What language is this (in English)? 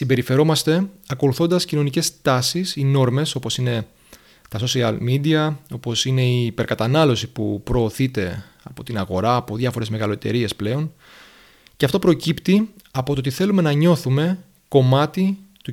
Greek